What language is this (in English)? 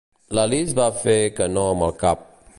Catalan